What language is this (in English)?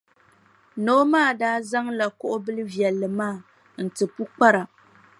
Dagbani